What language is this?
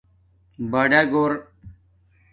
Domaaki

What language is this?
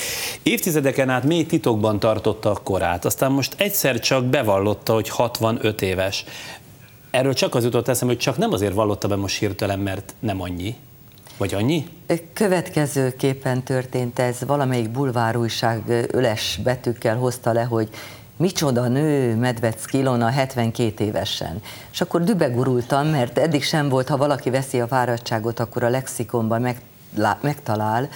Hungarian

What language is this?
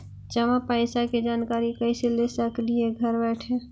Magahi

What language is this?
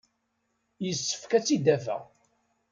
Kabyle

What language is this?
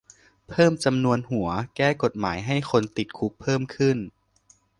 Thai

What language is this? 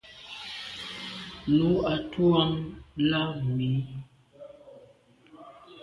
Medumba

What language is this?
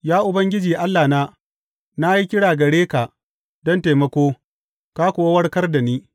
Hausa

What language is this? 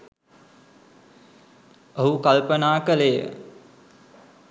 Sinhala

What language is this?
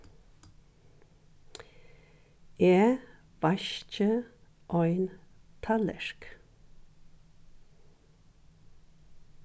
Faroese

